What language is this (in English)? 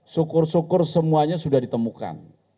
Indonesian